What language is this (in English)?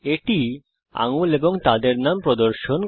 Bangla